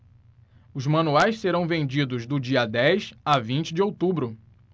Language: Portuguese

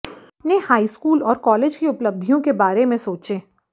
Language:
Hindi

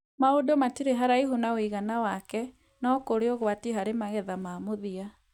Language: Kikuyu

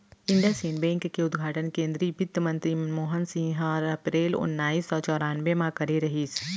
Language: Chhattisgarhi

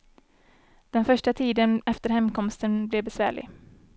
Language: Swedish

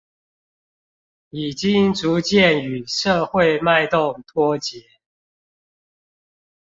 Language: Chinese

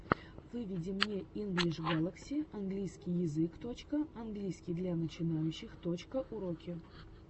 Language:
Russian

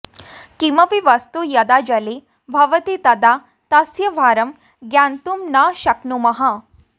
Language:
Sanskrit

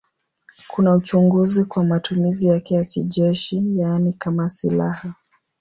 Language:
Swahili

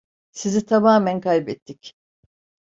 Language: Turkish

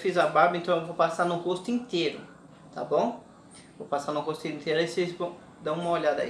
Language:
Portuguese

